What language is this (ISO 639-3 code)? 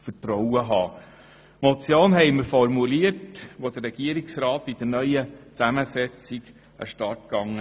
gsw